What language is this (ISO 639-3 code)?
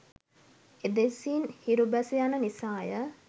sin